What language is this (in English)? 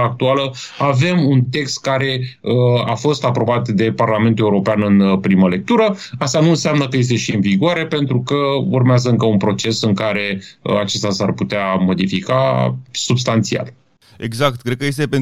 Romanian